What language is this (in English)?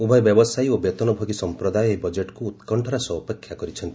Odia